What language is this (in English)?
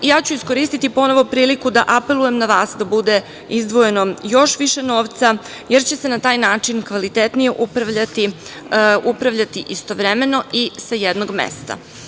Serbian